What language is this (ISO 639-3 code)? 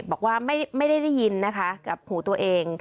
tha